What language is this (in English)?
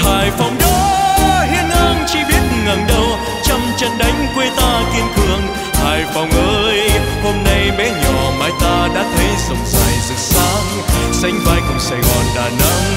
Vietnamese